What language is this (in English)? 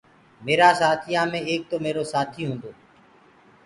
Gurgula